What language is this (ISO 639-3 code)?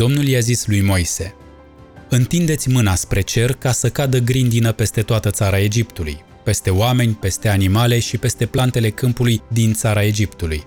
ron